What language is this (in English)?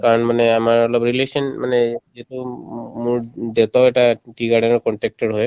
Assamese